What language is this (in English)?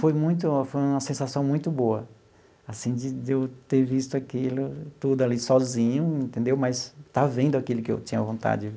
Portuguese